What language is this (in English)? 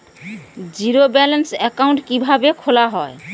Bangla